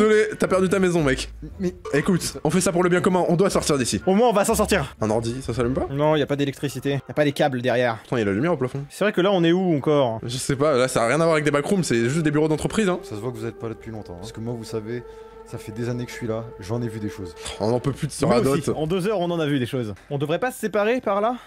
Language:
French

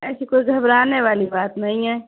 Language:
Urdu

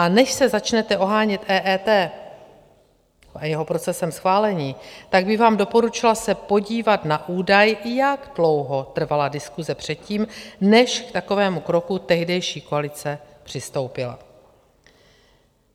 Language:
Czech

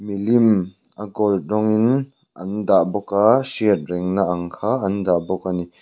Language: Mizo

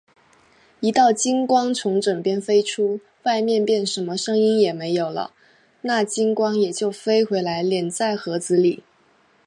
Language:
Chinese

